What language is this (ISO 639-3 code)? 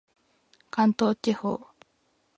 jpn